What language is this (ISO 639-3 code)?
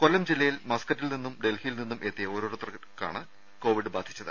mal